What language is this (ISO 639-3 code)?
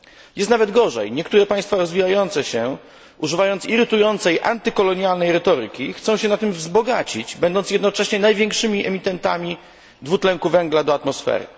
pol